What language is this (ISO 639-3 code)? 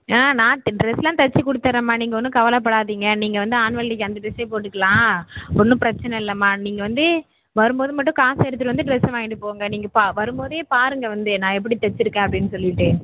tam